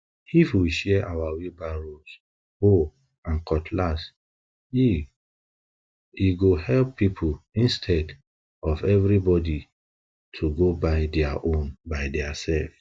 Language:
Nigerian Pidgin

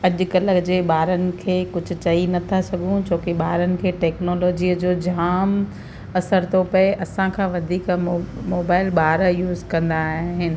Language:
Sindhi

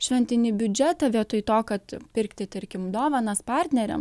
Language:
Lithuanian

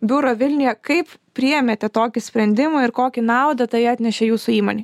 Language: Lithuanian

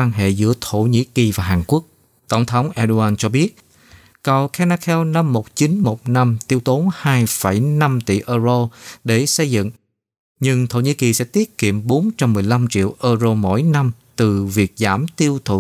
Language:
Vietnamese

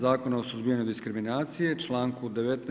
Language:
Croatian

